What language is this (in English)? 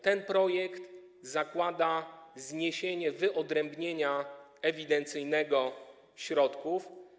Polish